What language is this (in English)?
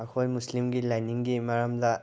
Manipuri